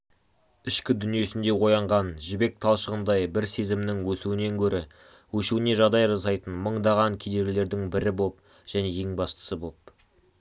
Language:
Kazakh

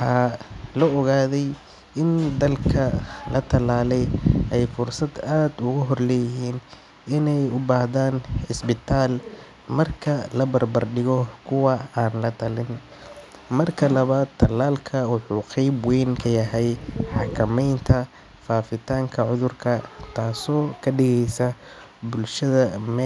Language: Somali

